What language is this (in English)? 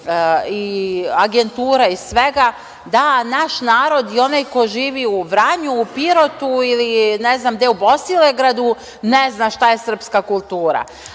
Serbian